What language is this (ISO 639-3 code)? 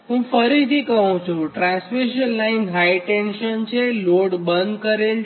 guj